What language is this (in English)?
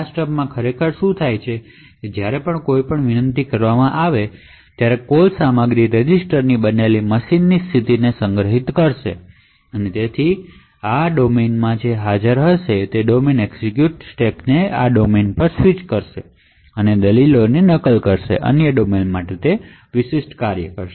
Gujarati